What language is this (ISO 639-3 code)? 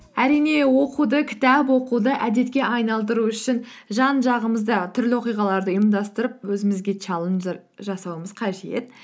kaz